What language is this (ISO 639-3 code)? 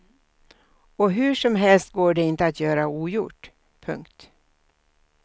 swe